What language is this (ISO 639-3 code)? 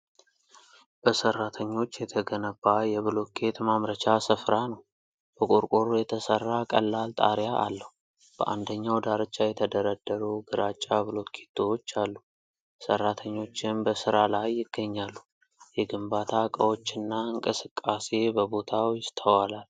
amh